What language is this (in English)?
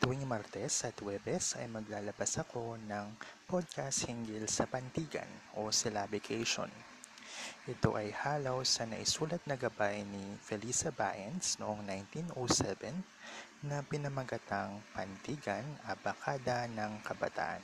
Filipino